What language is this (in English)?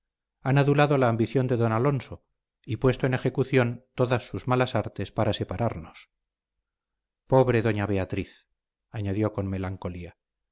Spanish